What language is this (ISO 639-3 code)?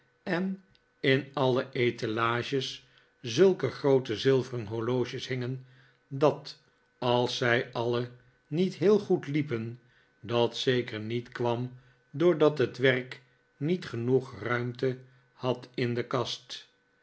nld